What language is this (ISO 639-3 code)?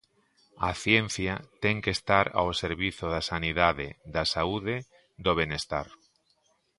glg